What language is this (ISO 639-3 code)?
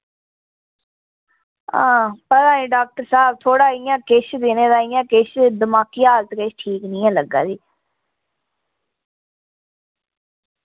doi